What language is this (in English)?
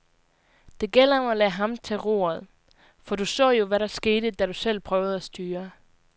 Danish